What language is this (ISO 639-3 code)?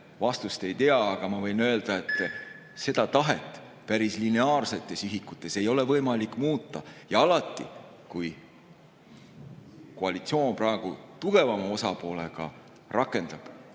est